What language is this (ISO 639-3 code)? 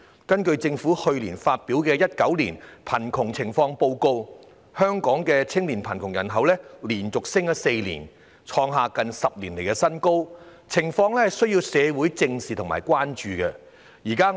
yue